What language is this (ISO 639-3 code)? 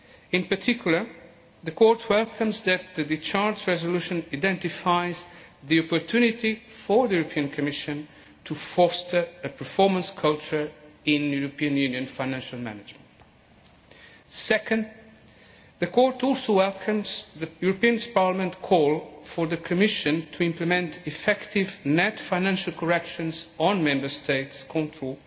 eng